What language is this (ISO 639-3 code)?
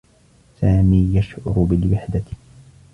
ara